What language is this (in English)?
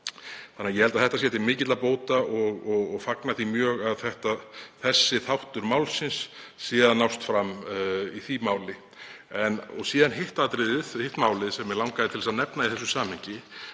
Icelandic